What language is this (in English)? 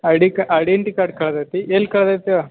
Kannada